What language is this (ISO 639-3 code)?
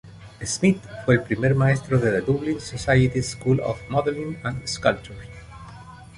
spa